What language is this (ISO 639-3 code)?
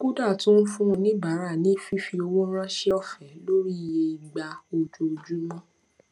yor